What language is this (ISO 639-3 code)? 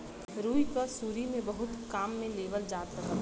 bho